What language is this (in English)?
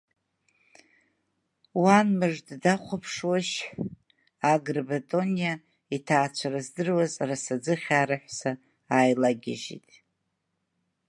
Abkhazian